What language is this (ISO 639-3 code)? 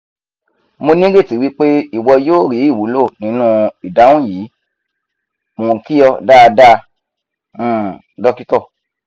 yor